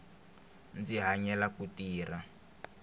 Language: Tsonga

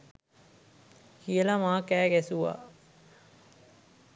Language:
Sinhala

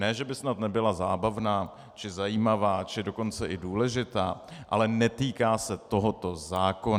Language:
Czech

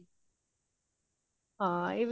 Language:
Punjabi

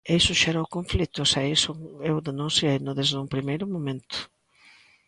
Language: Galician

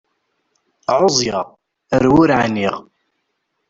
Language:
Kabyle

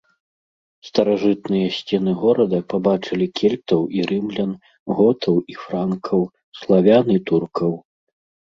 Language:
Belarusian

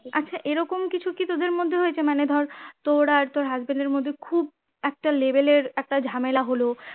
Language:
Bangla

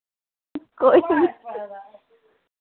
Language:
Dogri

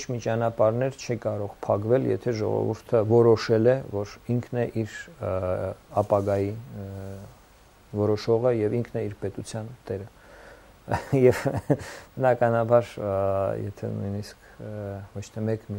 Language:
Turkish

